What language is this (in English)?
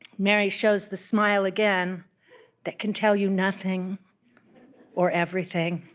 English